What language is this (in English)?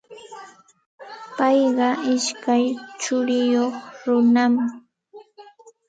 Santa Ana de Tusi Pasco Quechua